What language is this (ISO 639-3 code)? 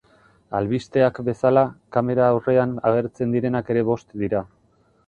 eus